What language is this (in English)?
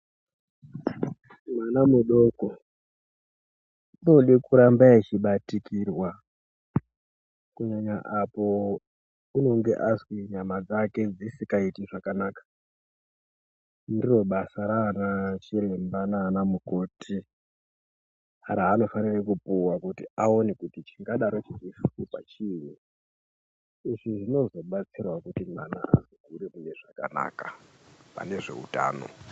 Ndau